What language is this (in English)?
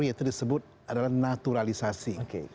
Indonesian